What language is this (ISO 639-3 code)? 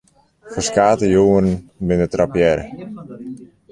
fry